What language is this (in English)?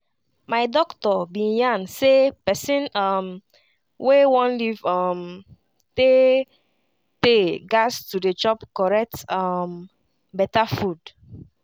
Nigerian Pidgin